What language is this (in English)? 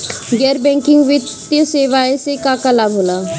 Bhojpuri